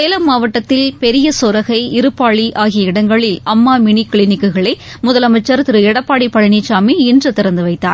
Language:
Tamil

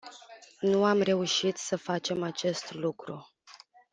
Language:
Romanian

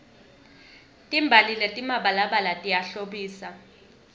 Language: Swati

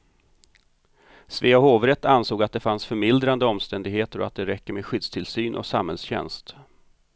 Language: Swedish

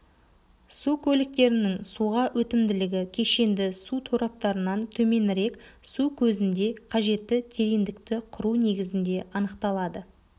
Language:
Kazakh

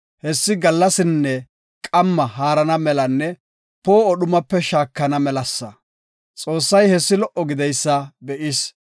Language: Gofa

